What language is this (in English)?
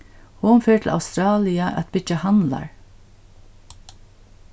Faroese